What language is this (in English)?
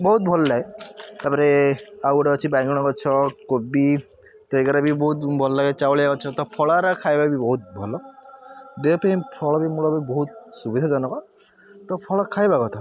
Odia